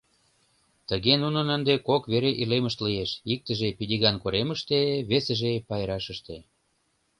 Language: Mari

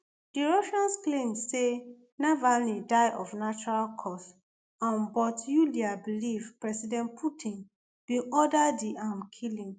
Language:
Nigerian Pidgin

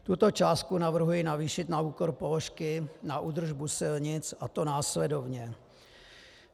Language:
Czech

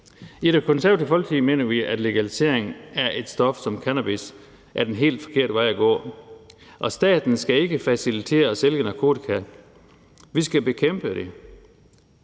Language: Danish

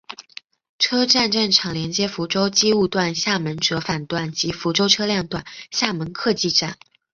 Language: Chinese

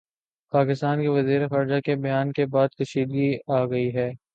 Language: Urdu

